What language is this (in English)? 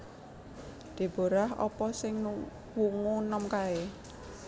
Javanese